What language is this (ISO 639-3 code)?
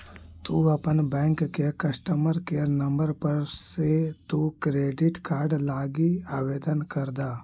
mag